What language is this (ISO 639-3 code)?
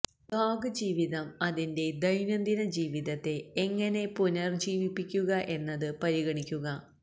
mal